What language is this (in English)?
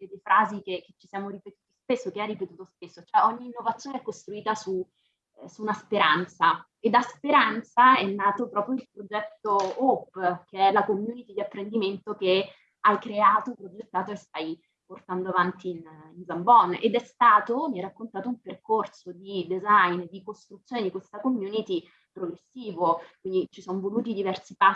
Italian